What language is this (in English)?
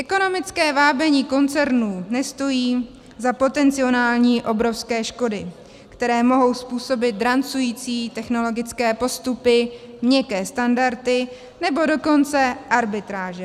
Czech